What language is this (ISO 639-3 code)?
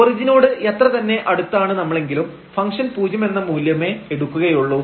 mal